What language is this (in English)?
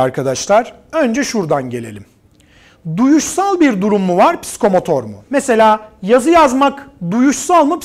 Turkish